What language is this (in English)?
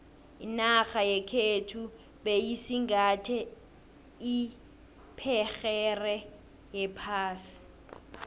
South Ndebele